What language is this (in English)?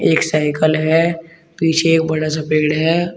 Hindi